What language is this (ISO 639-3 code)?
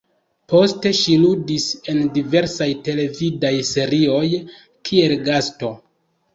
epo